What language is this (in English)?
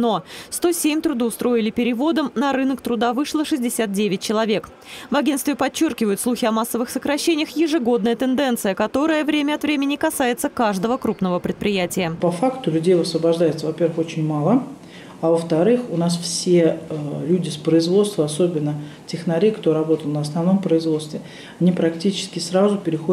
Russian